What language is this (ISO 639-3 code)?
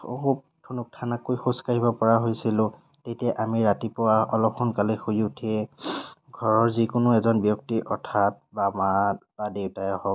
asm